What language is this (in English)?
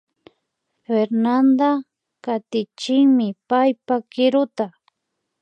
Imbabura Highland Quichua